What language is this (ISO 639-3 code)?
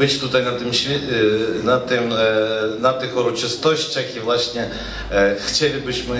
pol